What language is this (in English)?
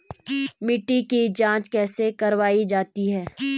Hindi